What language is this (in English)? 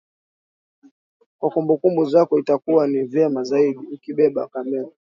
Swahili